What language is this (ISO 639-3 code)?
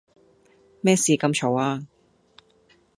yue